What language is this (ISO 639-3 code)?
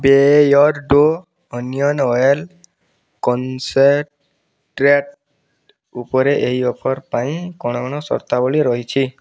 ori